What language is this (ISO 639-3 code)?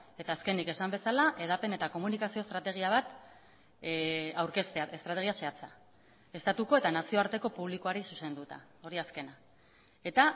eus